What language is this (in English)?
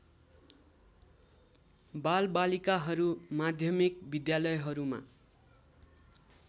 Nepali